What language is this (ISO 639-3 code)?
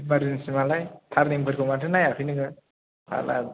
brx